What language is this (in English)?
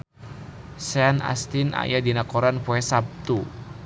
Sundanese